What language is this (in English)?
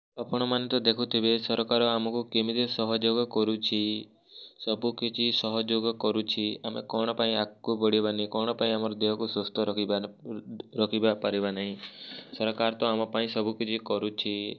Odia